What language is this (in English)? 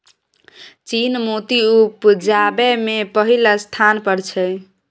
Maithili